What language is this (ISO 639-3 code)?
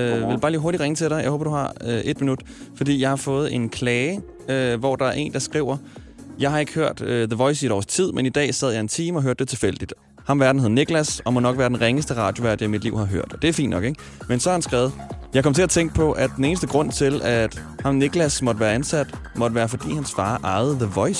dan